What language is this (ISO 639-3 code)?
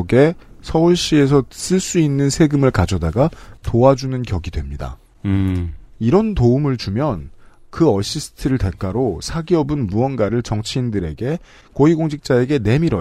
kor